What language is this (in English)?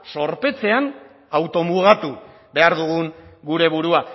Basque